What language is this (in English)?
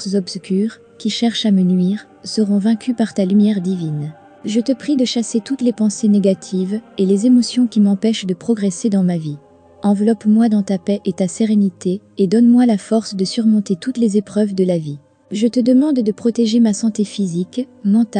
French